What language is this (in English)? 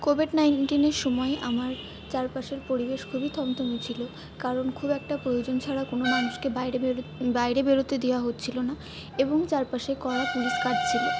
Bangla